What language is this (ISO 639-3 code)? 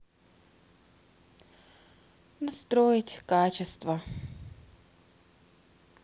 rus